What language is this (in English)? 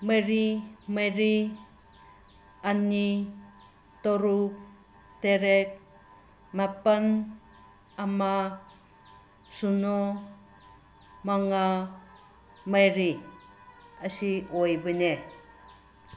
Manipuri